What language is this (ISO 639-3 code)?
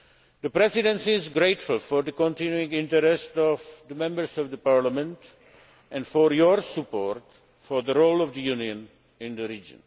eng